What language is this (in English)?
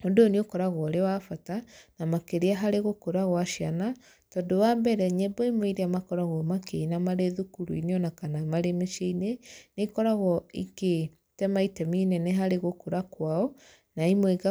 Kikuyu